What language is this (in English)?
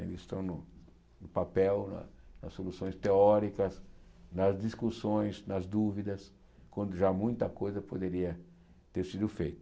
Portuguese